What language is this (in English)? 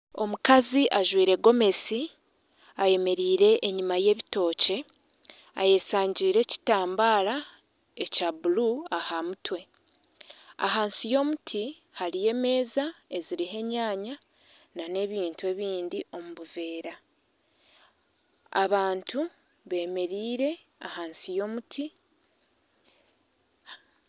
Nyankole